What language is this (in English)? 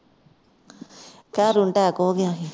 Punjabi